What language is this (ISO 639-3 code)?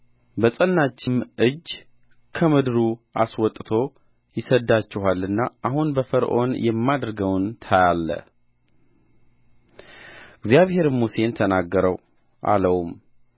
amh